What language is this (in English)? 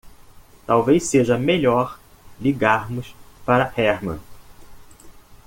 Portuguese